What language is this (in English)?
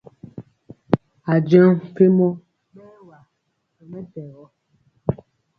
Mpiemo